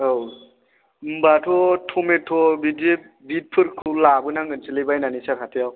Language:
Bodo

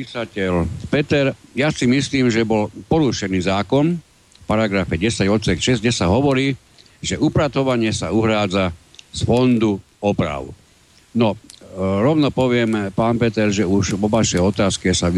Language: Slovak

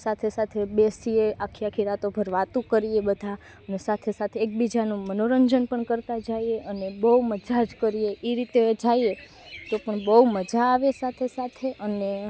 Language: Gujarati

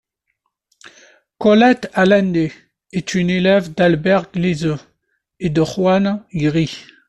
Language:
French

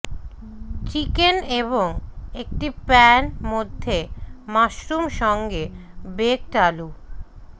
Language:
Bangla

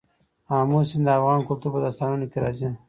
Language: Pashto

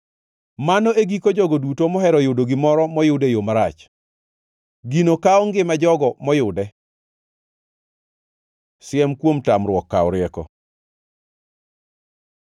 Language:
Luo (Kenya and Tanzania)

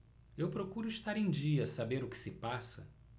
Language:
Portuguese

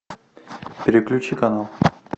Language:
Russian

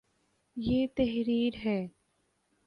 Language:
Urdu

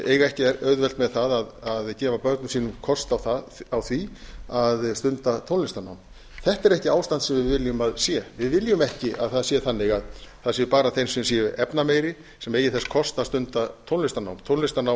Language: Icelandic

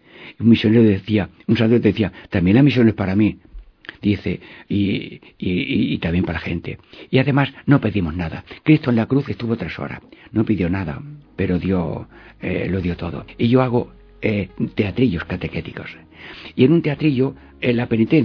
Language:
Spanish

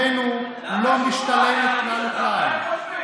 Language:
Hebrew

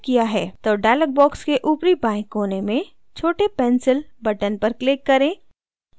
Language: Hindi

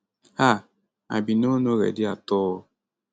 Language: Nigerian Pidgin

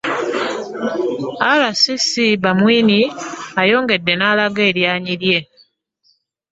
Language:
Ganda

